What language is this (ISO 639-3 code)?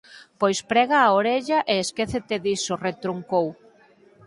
glg